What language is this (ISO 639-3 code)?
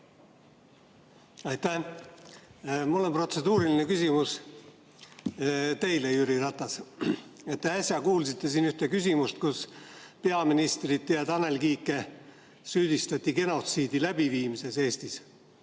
est